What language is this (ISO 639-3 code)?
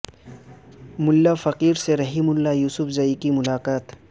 urd